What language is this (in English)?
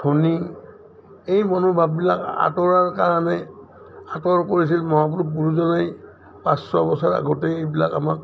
Assamese